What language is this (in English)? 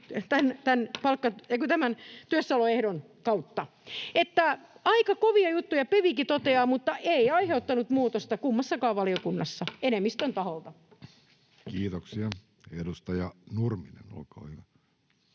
Finnish